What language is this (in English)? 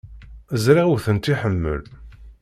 Kabyle